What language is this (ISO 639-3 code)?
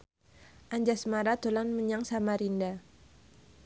jav